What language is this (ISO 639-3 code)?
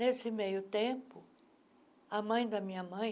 por